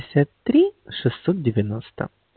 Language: Russian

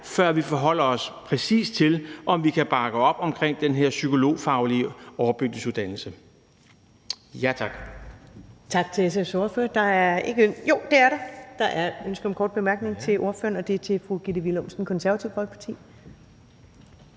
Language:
Danish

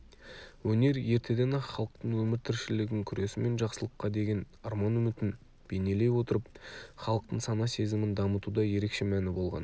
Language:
Kazakh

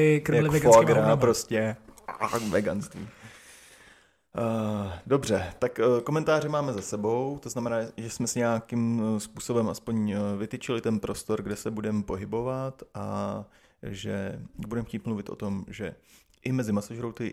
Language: Czech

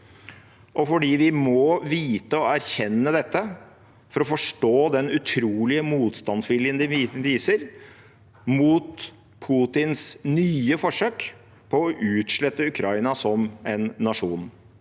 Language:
Norwegian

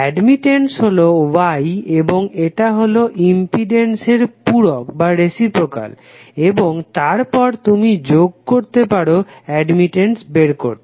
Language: Bangla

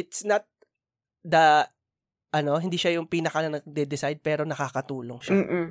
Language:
Filipino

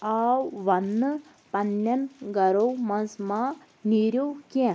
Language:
Kashmiri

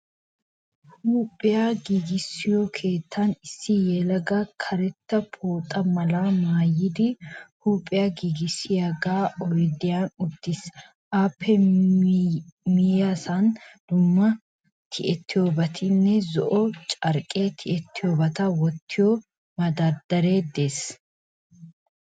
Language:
Wolaytta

